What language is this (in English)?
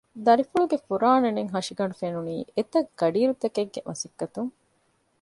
Divehi